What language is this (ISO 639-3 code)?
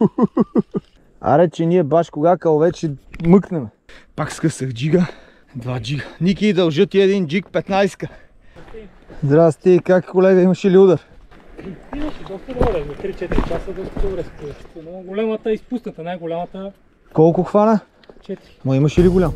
bul